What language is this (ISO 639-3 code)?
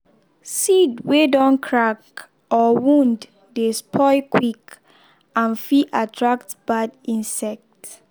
pcm